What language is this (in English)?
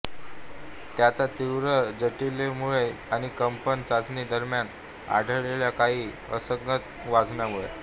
Marathi